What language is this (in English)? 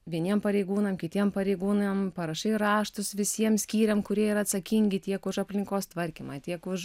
Lithuanian